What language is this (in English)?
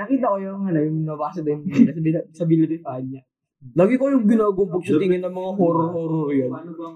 Filipino